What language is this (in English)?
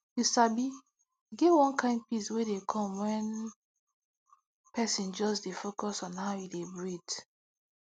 Nigerian Pidgin